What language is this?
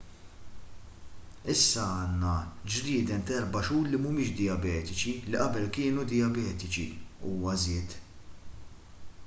Maltese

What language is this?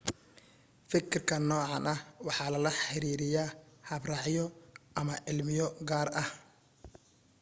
Somali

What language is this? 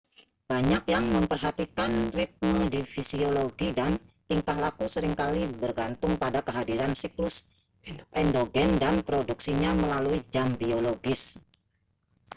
Indonesian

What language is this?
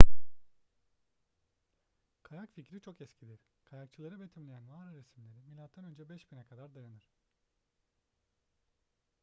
Turkish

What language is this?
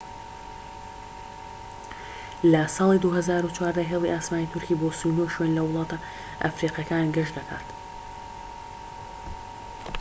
Central Kurdish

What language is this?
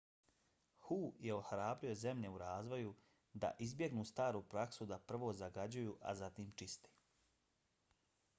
Bosnian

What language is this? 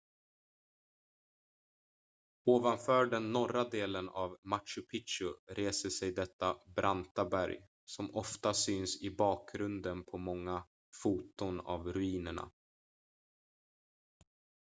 Swedish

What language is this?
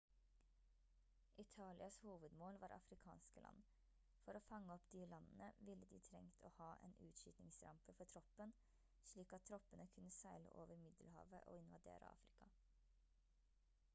Norwegian Bokmål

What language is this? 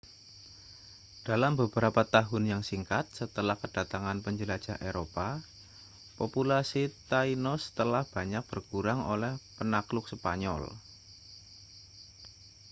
Indonesian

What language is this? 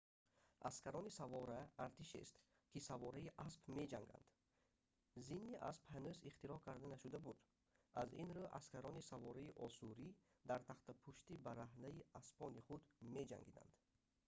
Tajik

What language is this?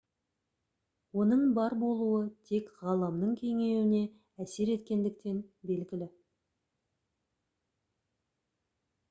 Kazakh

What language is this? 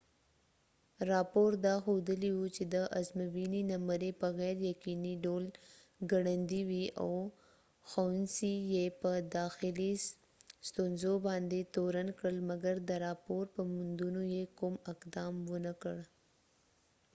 Pashto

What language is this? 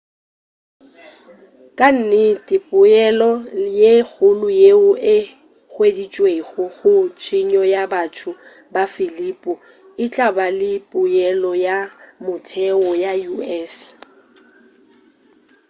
Northern Sotho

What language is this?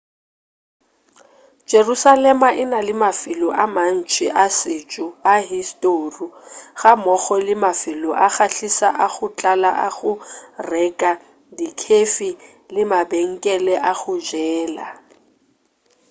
Northern Sotho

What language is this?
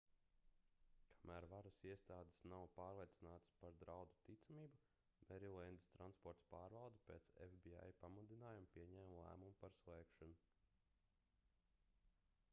Latvian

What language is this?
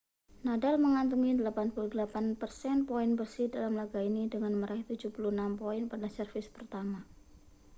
Indonesian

